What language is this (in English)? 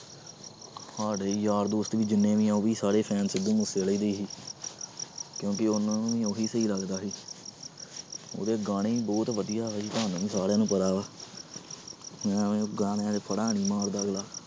Punjabi